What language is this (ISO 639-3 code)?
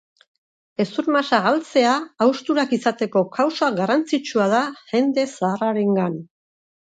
eus